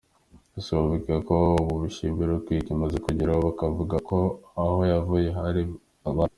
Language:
Kinyarwanda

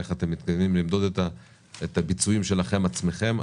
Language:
Hebrew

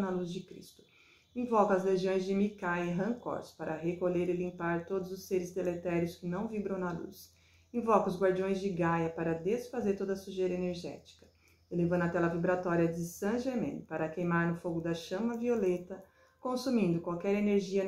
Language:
Portuguese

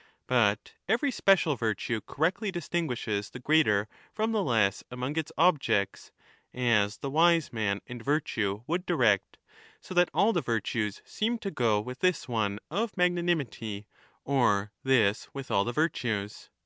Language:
English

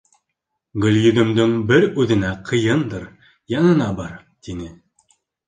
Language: Bashkir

